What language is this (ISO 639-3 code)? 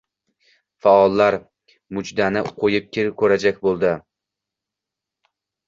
uzb